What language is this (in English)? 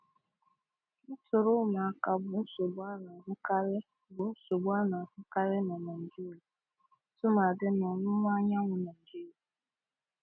Igbo